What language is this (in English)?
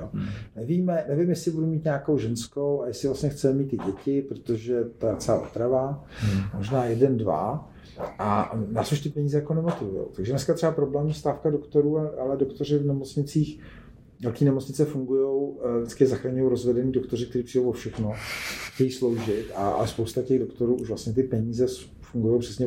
Czech